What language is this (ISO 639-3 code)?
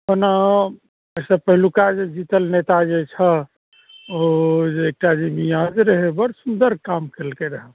mai